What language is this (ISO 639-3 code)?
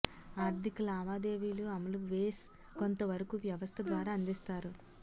tel